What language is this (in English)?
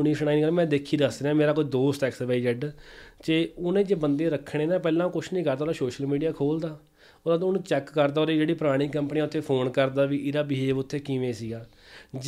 Punjabi